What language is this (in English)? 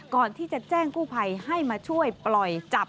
Thai